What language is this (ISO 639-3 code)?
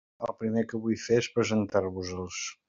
cat